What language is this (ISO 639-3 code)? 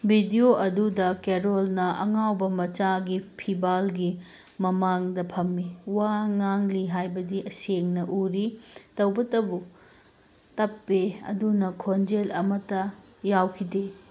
mni